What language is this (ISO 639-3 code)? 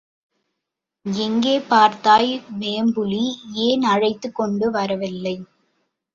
tam